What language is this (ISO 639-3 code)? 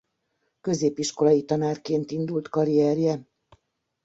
hun